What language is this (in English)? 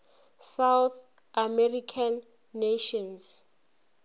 Northern Sotho